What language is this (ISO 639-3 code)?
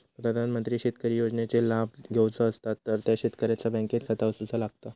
mar